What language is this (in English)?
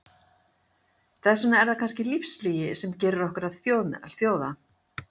Icelandic